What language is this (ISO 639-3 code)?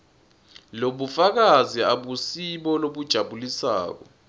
ssw